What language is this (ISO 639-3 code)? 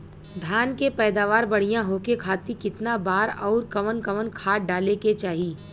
bho